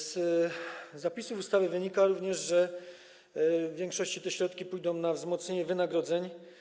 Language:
Polish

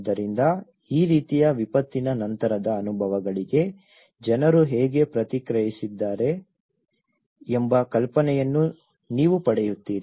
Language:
Kannada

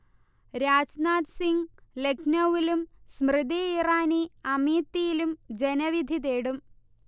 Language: Malayalam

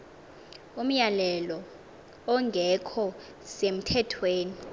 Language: Xhosa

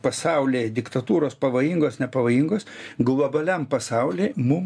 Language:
Lithuanian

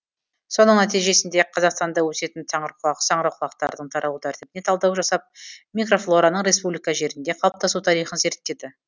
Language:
Kazakh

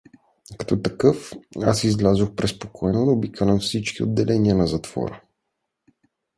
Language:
Bulgarian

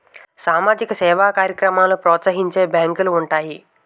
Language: Telugu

